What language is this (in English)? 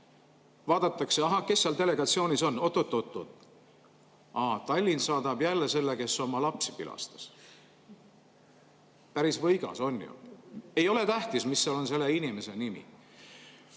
Estonian